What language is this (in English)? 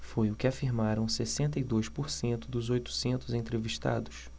Portuguese